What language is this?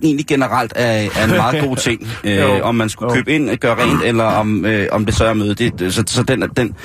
Danish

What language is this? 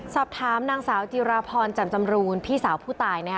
Thai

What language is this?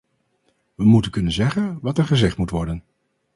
Dutch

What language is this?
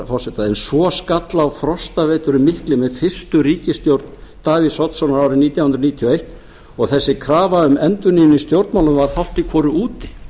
Icelandic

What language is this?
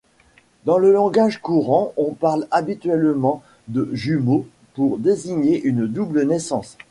French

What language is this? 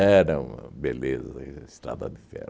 Portuguese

